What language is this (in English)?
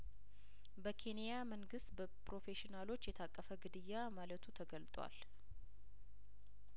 Amharic